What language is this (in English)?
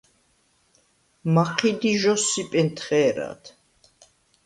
Svan